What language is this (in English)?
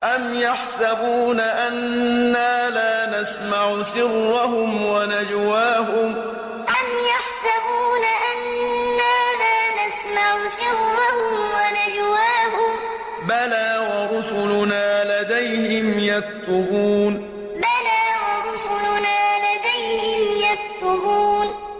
Arabic